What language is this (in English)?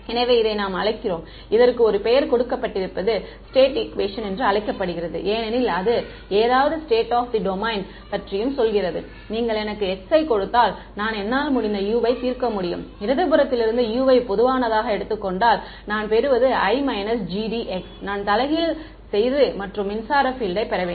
Tamil